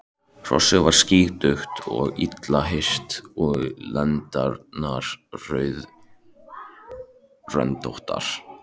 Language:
Icelandic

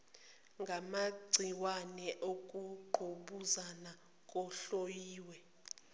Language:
Zulu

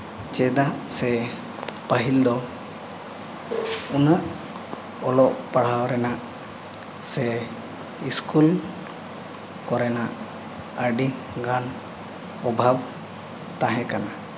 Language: Santali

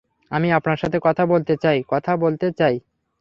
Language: Bangla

